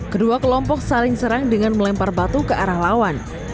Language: Indonesian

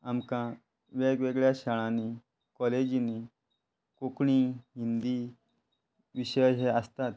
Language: Konkani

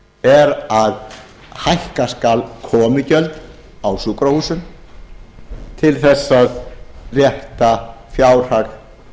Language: Icelandic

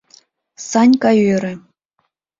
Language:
Mari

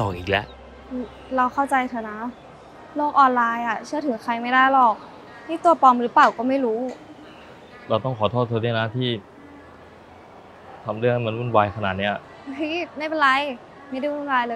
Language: Thai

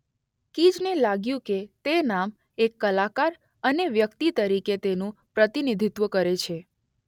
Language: Gujarati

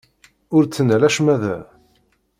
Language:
Kabyle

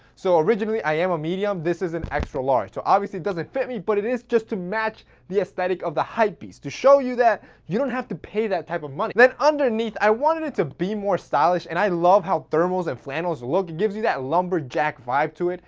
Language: English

